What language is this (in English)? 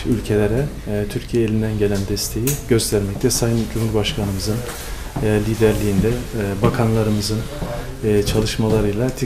Turkish